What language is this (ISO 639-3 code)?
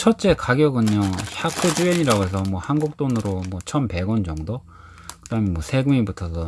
kor